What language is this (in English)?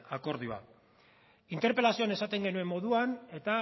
Basque